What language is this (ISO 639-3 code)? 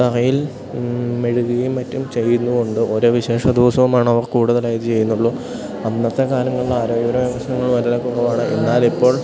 mal